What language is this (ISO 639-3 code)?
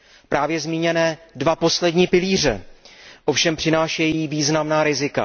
ces